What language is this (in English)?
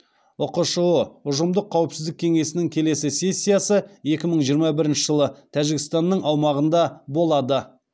Kazakh